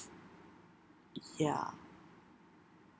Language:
English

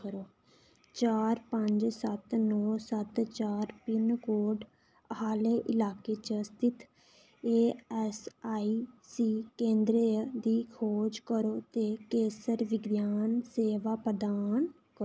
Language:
Dogri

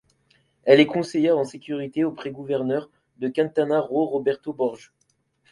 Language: French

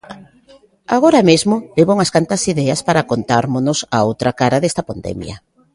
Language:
Galician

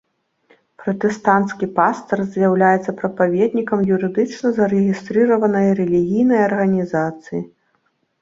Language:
Belarusian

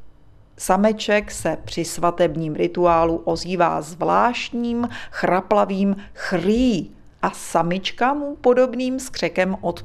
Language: Czech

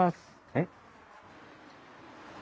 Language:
Japanese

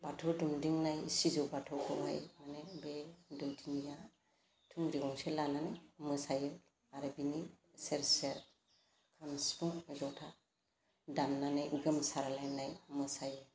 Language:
Bodo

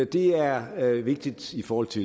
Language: Danish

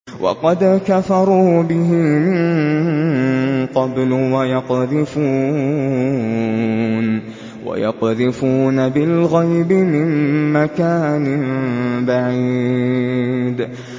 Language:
Arabic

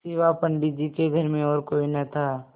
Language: Hindi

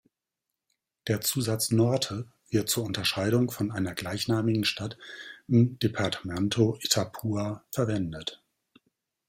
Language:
German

